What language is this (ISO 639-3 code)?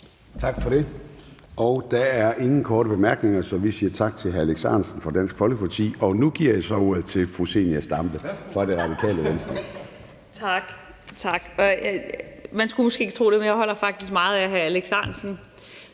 dan